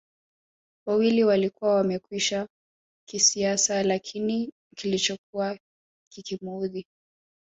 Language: Swahili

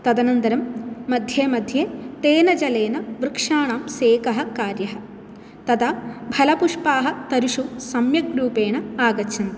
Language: Sanskrit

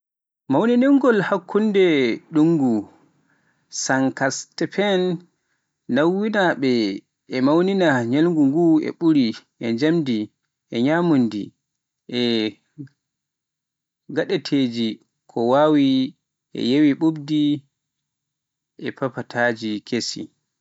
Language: Pular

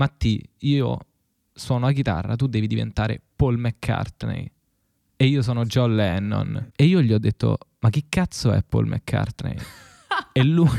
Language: Italian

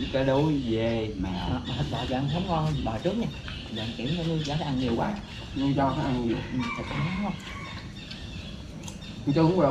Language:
Vietnamese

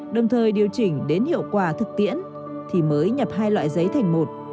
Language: Vietnamese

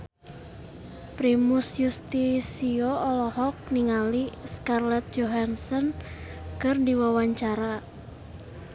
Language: Sundanese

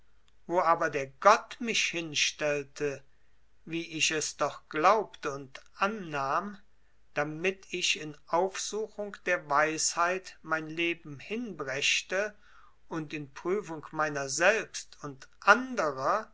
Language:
German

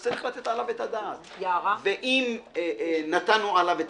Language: Hebrew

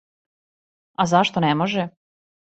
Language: Serbian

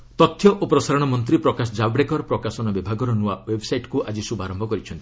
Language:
Odia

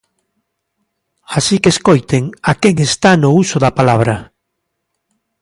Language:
Galician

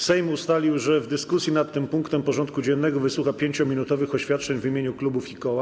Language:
Polish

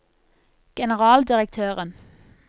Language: Norwegian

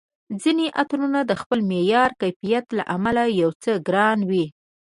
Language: Pashto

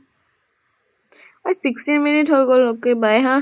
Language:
Assamese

